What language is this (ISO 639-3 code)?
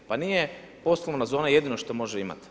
hrv